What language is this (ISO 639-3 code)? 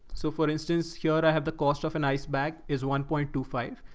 eng